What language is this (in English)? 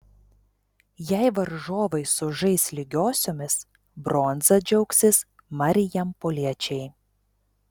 Lithuanian